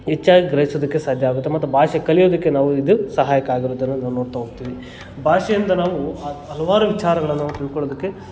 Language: Kannada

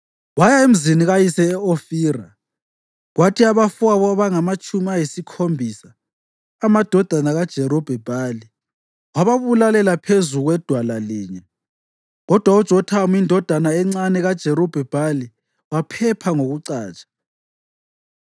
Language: North Ndebele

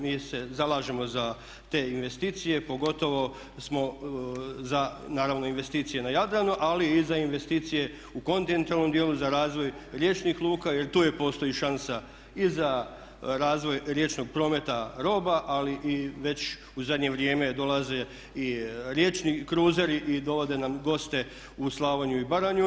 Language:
Croatian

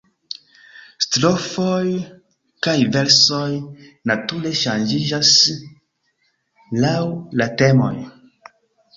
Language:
Esperanto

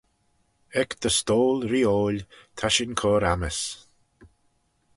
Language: Manx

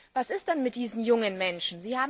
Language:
German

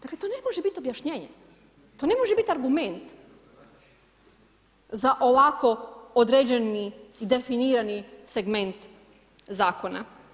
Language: Croatian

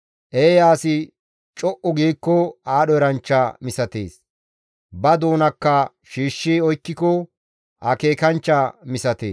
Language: Gamo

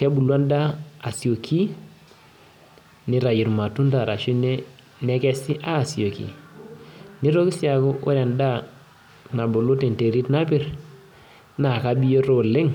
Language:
Masai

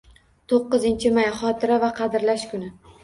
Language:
Uzbek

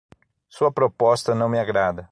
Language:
Portuguese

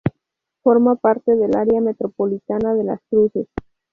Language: Spanish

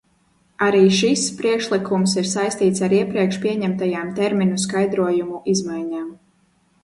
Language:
Latvian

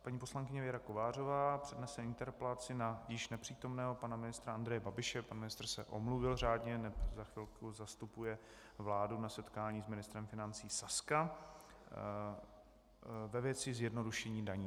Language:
Czech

